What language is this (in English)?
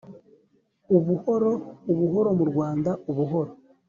Kinyarwanda